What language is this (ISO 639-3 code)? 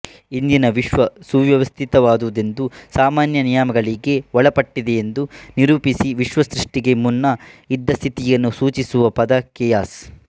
kan